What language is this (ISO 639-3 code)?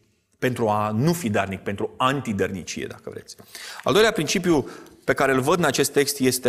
ron